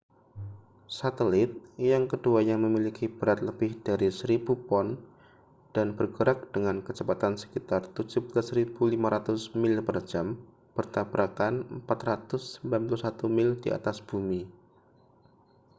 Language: Indonesian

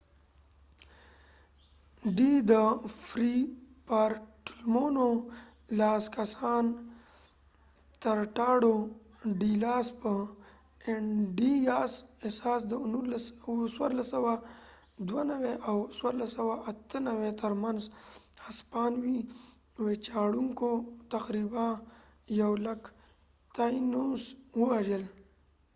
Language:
Pashto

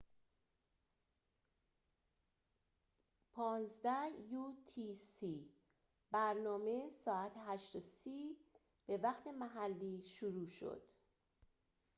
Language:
Persian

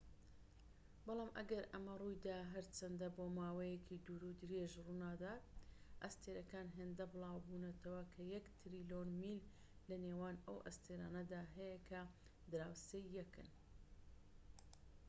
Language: Central Kurdish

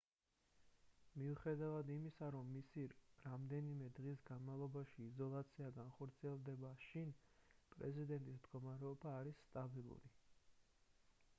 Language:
Georgian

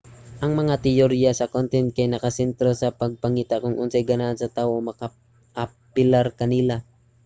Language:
Cebuano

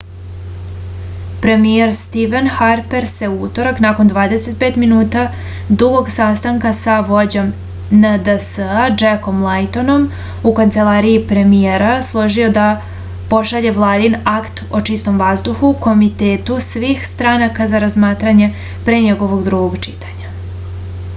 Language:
Serbian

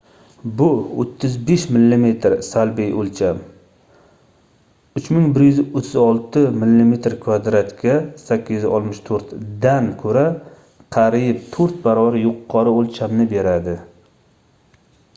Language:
Uzbek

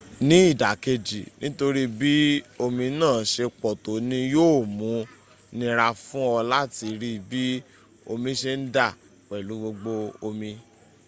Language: Yoruba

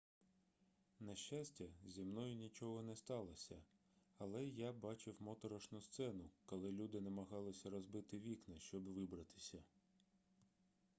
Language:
Ukrainian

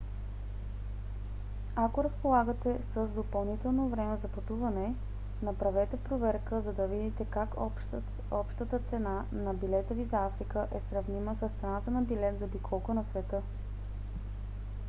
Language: Bulgarian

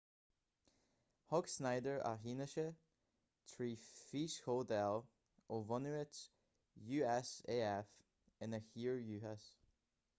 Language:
Irish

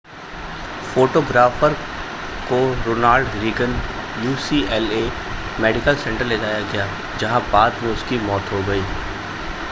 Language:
Hindi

